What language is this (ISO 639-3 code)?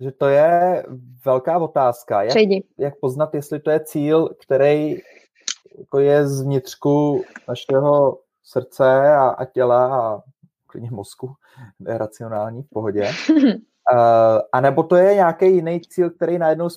ces